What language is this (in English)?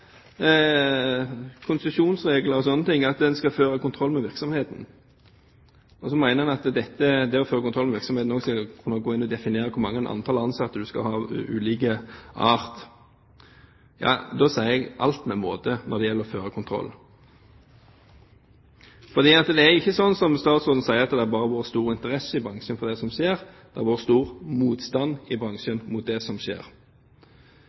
Norwegian Bokmål